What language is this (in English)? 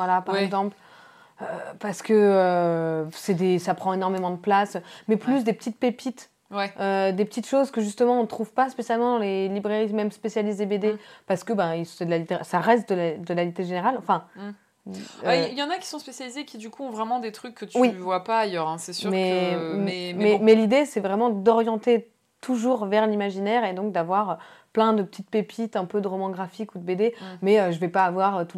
French